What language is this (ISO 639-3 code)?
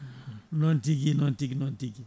ful